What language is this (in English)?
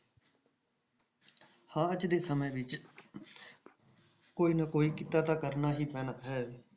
Punjabi